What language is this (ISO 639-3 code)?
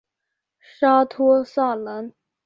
zho